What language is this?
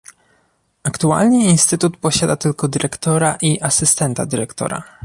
Polish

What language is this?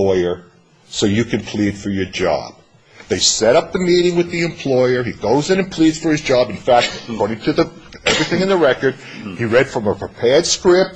English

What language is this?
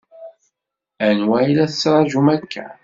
Kabyle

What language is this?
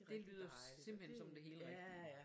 Danish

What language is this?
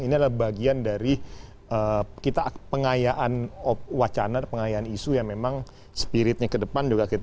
Indonesian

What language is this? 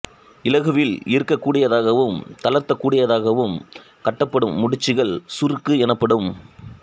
Tamil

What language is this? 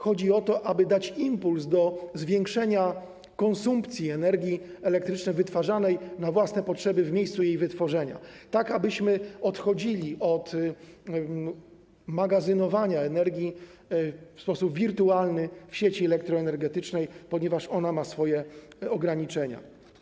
Polish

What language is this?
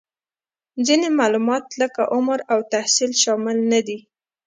Pashto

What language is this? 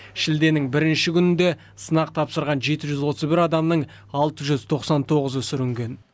Kazakh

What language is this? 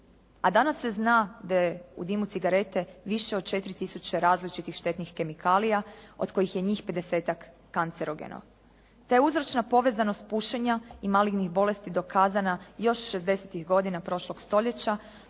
Croatian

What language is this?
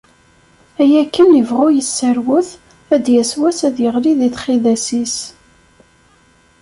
Kabyle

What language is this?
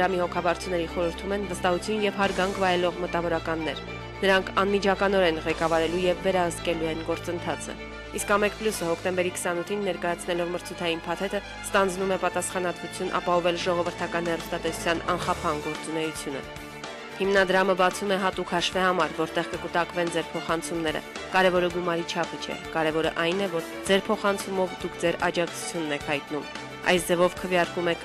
Romanian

